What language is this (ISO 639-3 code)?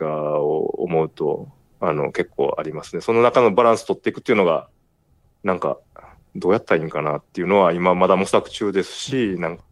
jpn